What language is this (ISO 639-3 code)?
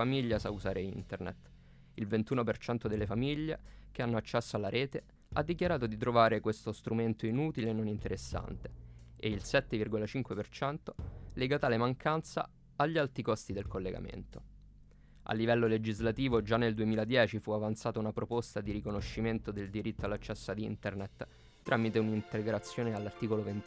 ita